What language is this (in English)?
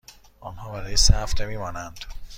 Persian